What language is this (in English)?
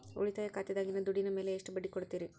Kannada